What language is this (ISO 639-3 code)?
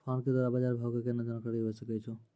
mai